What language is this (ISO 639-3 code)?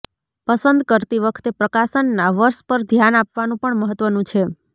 guj